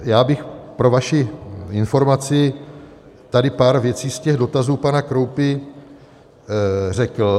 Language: Czech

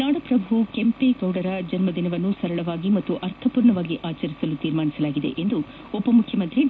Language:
Kannada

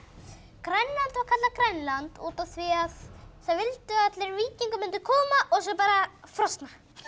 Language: Icelandic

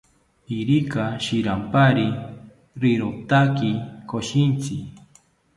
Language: South Ucayali Ashéninka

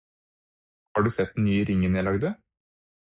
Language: Norwegian Bokmål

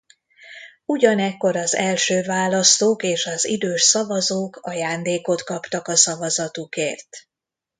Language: Hungarian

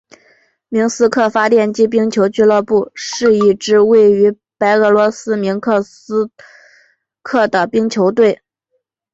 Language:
Chinese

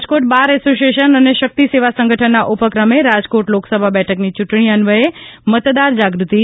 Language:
Gujarati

